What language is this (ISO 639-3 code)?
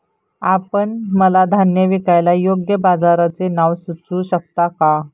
mar